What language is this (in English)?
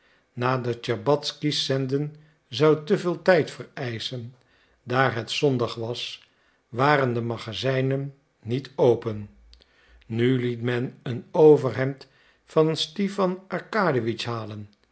Dutch